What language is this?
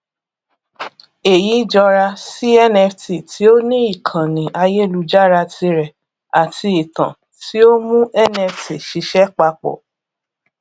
Yoruba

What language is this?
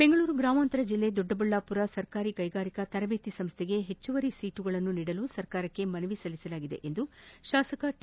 Kannada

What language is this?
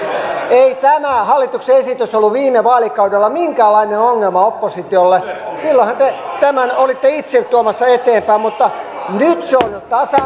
Finnish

